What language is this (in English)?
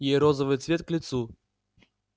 Russian